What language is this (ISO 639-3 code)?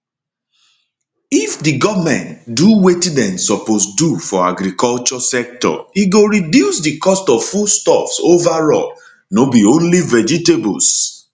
pcm